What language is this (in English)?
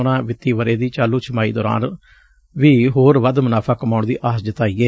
Punjabi